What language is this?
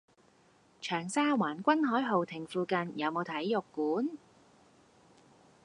Cantonese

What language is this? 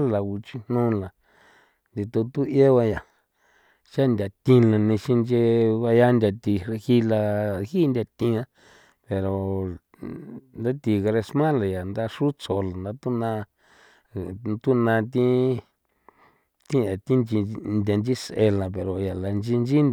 San Felipe Otlaltepec Popoloca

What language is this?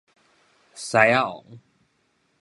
Min Nan Chinese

